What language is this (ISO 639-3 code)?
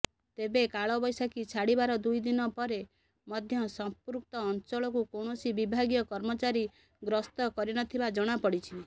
ori